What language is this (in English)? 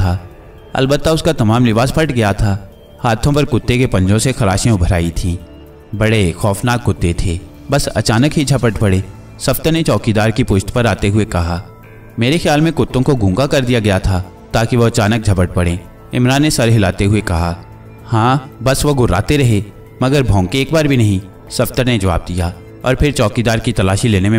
Hindi